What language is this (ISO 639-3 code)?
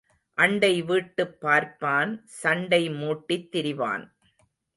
tam